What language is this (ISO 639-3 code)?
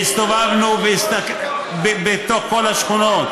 heb